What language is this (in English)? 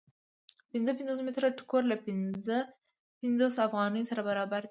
Pashto